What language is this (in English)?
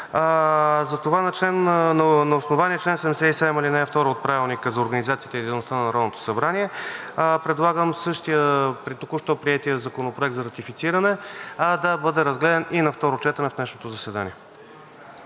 Bulgarian